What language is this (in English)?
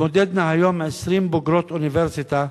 Hebrew